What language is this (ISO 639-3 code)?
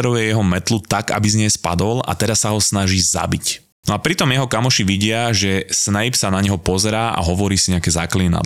slk